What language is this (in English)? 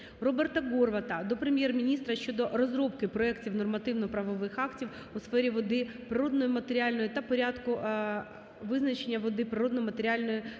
Ukrainian